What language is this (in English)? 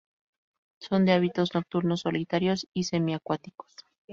Spanish